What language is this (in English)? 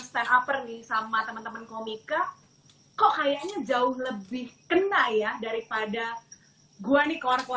Indonesian